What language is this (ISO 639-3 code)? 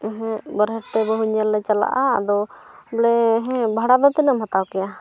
sat